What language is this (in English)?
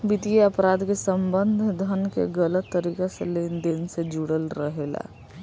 Bhojpuri